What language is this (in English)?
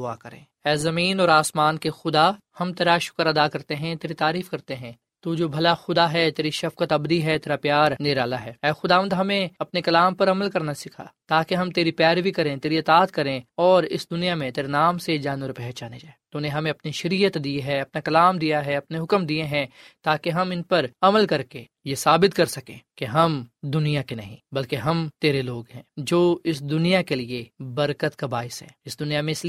Urdu